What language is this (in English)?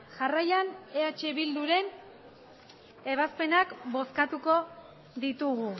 Basque